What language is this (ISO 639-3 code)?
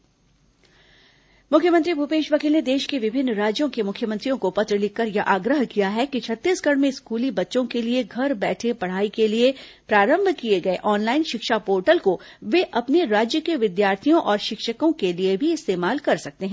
hin